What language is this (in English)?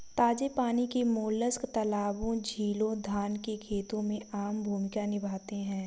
Hindi